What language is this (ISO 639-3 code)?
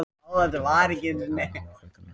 isl